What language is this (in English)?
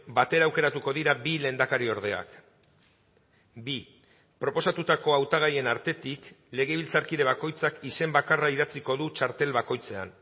Basque